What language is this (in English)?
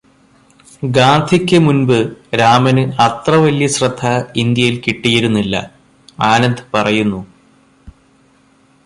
Malayalam